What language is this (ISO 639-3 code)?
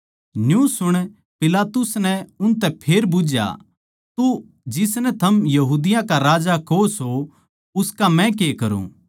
bgc